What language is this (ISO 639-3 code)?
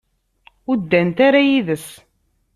kab